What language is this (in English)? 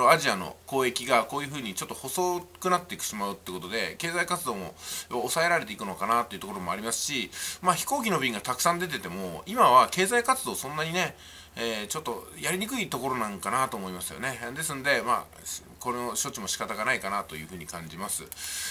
Japanese